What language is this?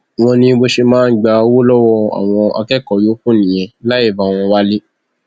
Yoruba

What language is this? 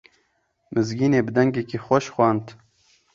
Kurdish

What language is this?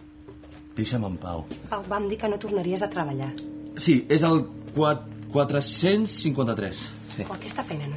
Italian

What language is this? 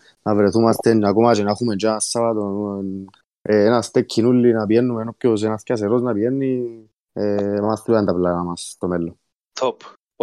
Greek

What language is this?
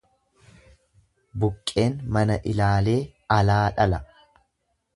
Oromo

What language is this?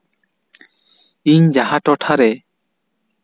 Santali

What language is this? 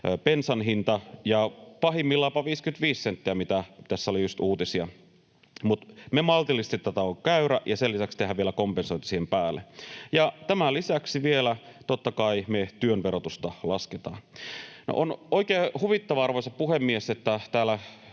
Finnish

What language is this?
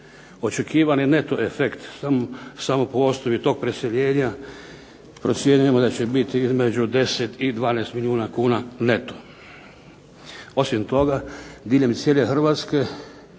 Croatian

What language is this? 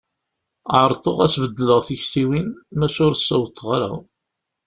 Kabyle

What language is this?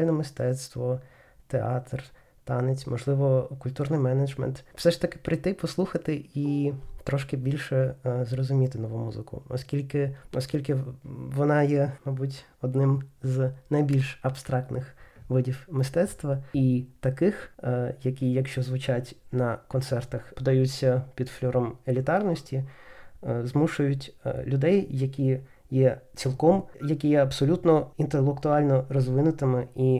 Ukrainian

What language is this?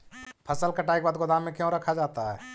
Magahi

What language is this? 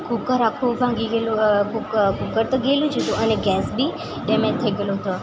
Gujarati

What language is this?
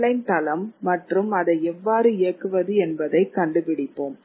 Tamil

